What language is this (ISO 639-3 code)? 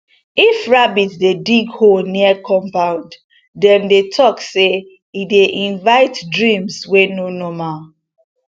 pcm